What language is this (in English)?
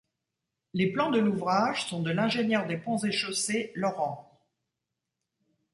French